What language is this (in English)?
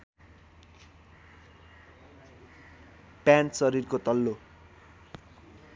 Nepali